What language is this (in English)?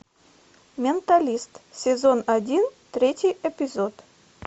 Russian